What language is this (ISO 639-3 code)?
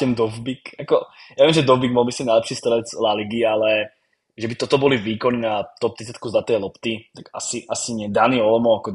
ces